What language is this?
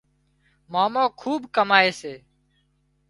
Wadiyara Koli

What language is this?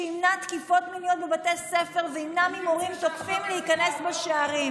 Hebrew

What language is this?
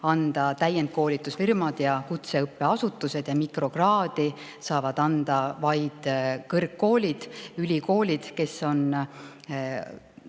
Estonian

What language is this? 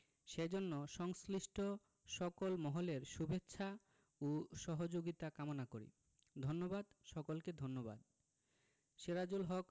Bangla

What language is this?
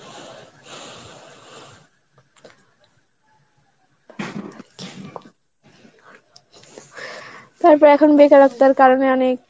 Bangla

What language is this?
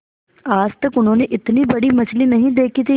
Hindi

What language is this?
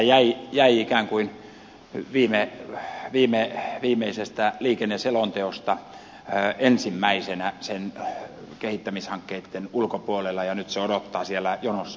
Finnish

